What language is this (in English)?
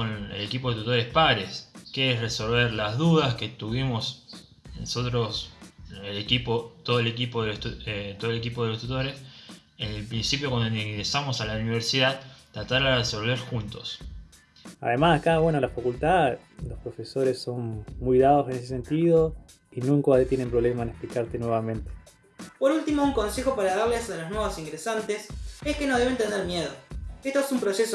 Spanish